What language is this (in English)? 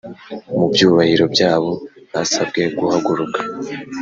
Kinyarwanda